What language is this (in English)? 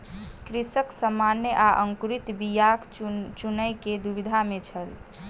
Maithili